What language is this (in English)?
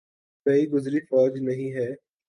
Urdu